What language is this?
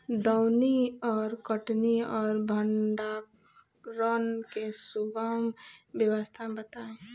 Bhojpuri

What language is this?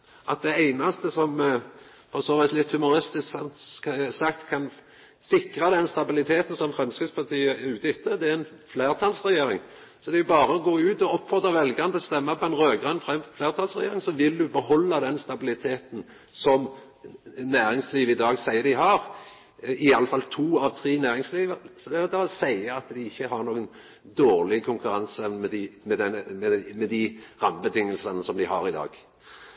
Norwegian Nynorsk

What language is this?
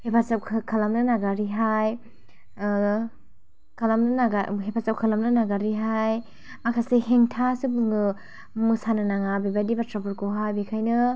Bodo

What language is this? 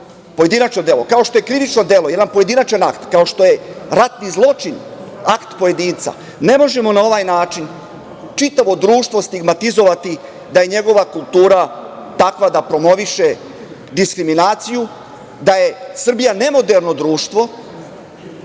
Serbian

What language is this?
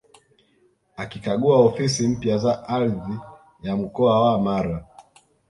Swahili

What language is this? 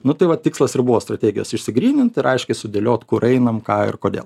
Lithuanian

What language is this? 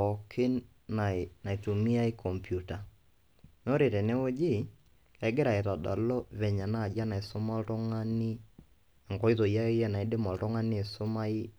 Masai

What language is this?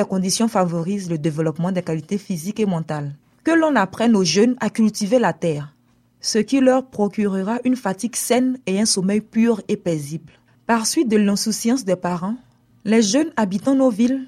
French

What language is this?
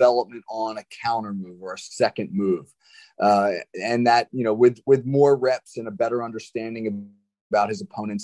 English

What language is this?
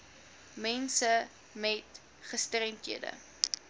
Afrikaans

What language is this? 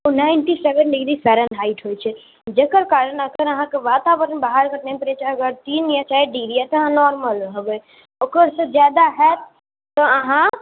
Maithili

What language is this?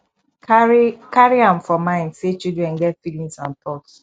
Nigerian Pidgin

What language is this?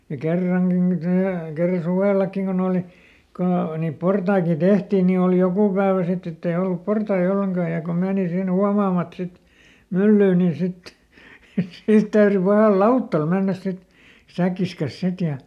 Finnish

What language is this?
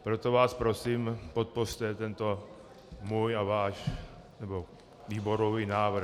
Czech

